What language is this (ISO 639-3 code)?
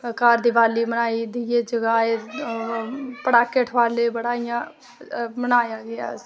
doi